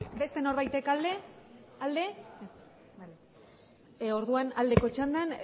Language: Basque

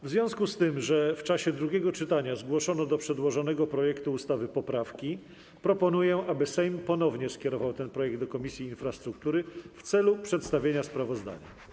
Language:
Polish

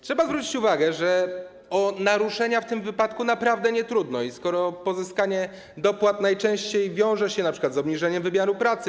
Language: Polish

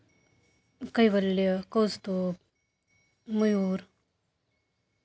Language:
Marathi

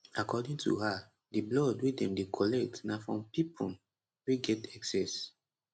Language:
Nigerian Pidgin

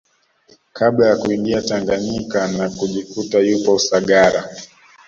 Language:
Swahili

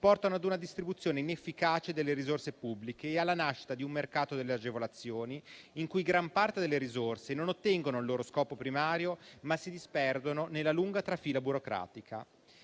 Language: Italian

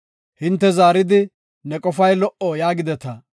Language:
Gofa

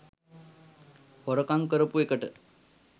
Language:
Sinhala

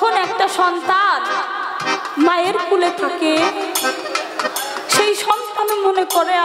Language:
Korean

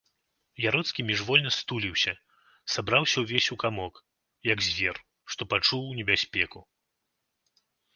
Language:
Belarusian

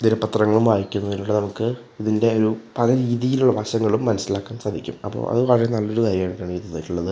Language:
Malayalam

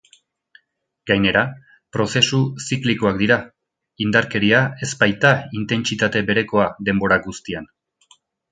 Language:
Basque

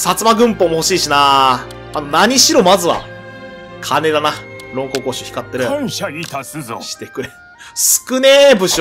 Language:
Japanese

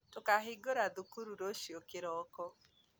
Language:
Kikuyu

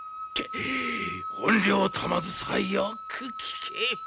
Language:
Japanese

